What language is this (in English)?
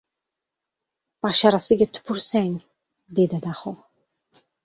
Uzbek